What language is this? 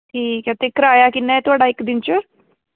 Dogri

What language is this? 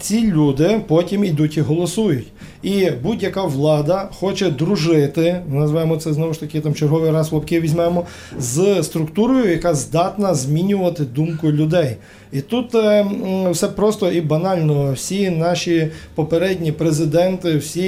Ukrainian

